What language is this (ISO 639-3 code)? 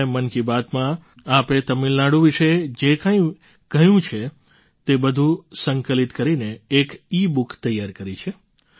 guj